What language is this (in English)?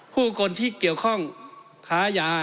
Thai